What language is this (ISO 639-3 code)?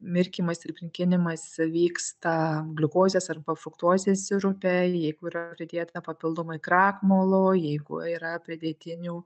lit